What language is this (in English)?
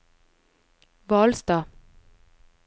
Norwegian